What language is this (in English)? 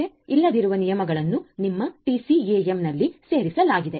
Kannada